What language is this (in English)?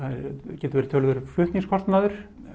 Icelandic